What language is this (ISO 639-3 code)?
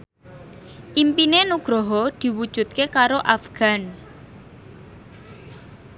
jav